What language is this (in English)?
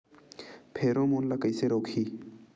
Chhattisgarhi